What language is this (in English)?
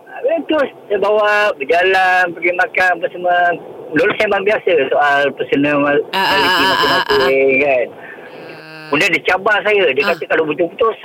Malay